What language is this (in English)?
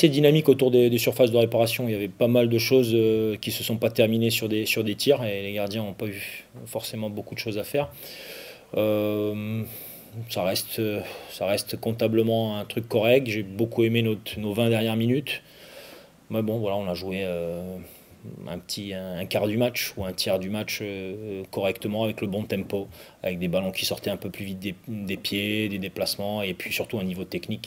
French